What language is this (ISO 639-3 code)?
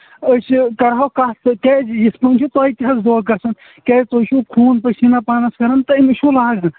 kas